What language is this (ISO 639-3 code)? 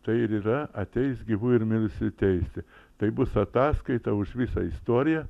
lit